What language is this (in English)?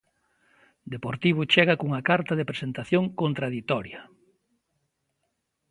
Galician